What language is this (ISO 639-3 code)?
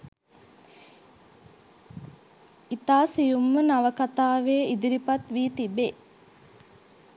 sin